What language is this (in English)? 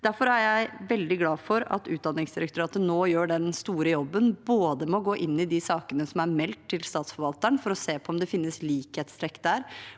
Norwegian